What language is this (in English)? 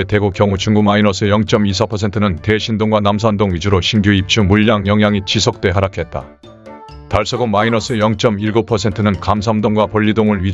Korean